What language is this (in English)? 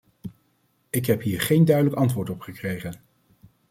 Dutch